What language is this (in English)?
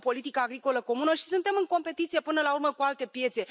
Romanian